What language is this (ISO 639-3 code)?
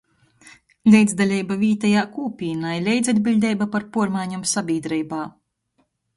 ltg